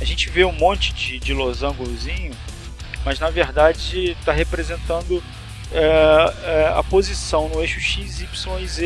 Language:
Portuguese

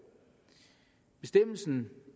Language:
Danish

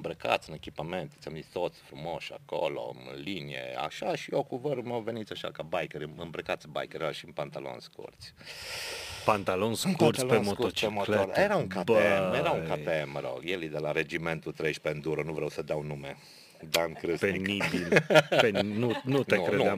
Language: Romanian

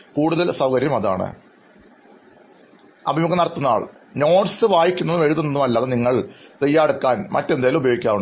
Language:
Malayalam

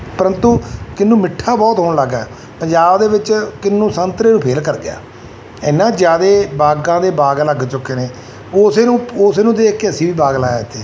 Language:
Punjabi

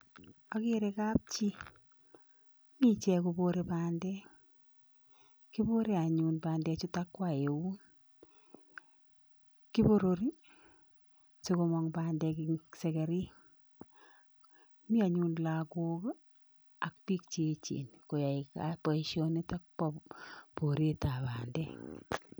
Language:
Kalenjin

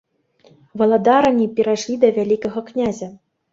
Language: Belarusian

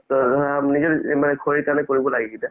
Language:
Assamese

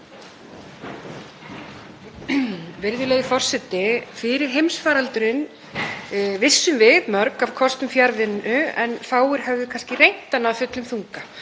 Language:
Icelandic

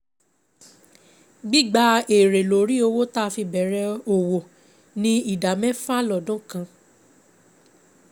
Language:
Yoruba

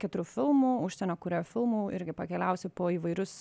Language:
Lithuanian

